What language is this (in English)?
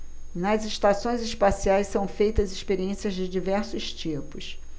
Portuguese